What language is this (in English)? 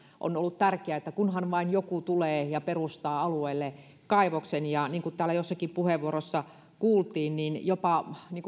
Finnish